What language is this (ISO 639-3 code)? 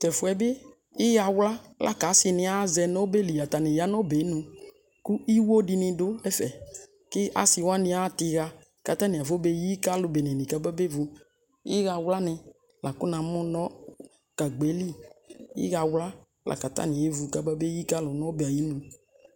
kpo